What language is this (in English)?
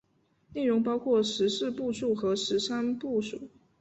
Chinese